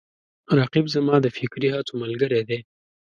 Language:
Pashto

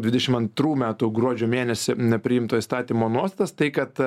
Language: Lithuanian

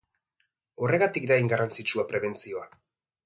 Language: Basque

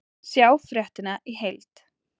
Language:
Icelandic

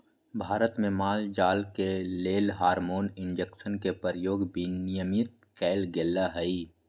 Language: Magahi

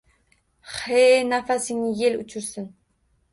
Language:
Uzbek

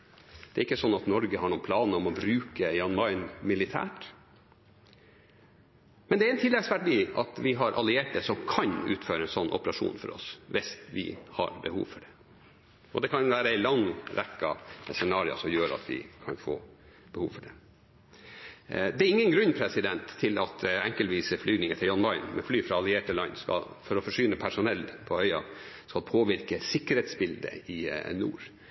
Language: Norwegian Bokmål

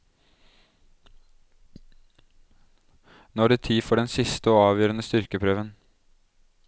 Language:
Norwegian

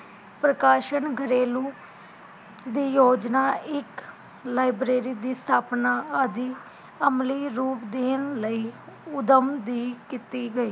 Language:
Punjabi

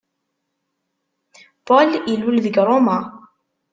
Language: Kabyle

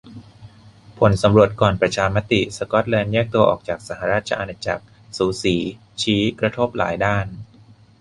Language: Thai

